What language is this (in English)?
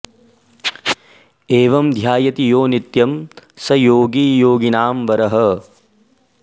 Sanskrit